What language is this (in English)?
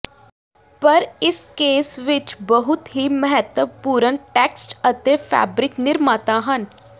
Punjabi